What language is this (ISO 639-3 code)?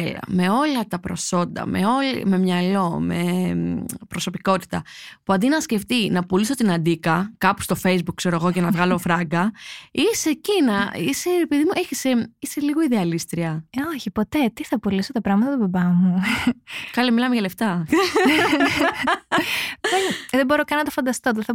ell